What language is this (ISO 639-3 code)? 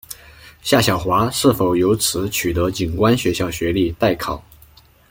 zho